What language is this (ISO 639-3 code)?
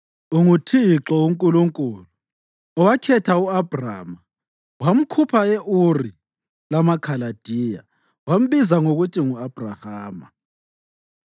nde